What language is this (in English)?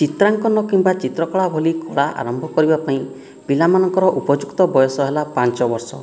Odia